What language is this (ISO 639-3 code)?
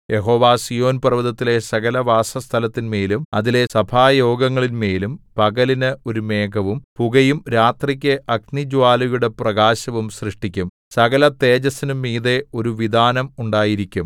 mal